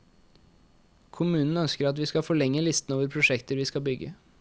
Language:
Norwegian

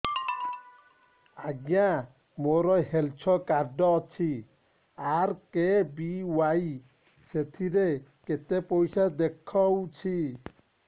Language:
Odia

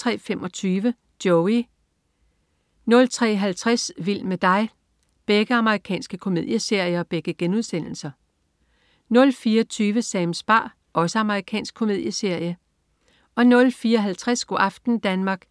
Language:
Danish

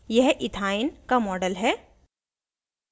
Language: Hindi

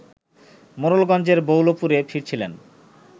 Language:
Bangla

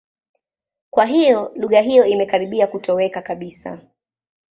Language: Swahili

